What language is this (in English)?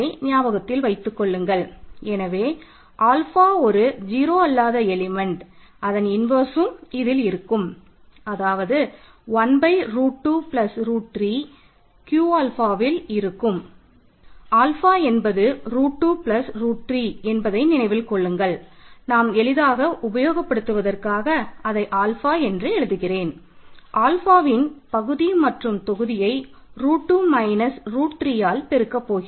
Tamil